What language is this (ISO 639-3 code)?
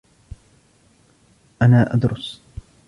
ara